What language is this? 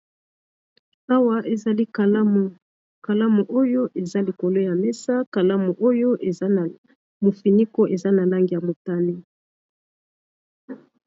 Lingala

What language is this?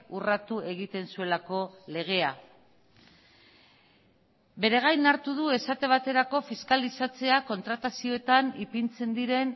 Basque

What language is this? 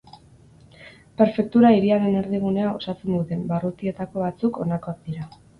Basque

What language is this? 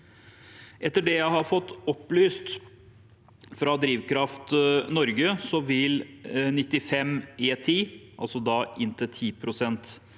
Norwegian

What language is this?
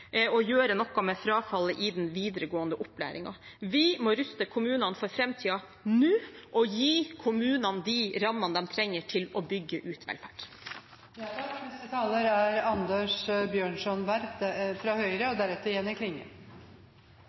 Norwegian Bokmål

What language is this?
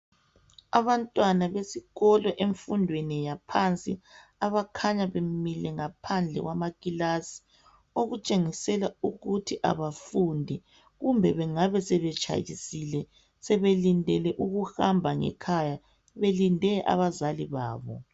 North Ndebele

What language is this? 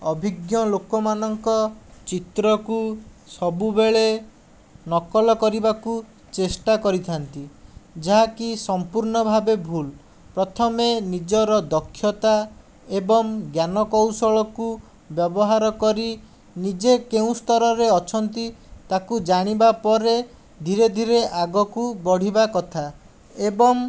Odia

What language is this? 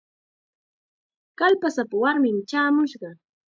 Chiquián Ancash Quechua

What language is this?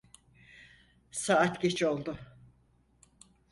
Turkish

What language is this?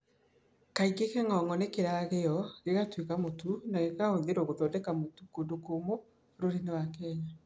Kikuyu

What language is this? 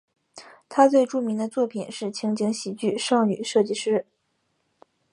Chinese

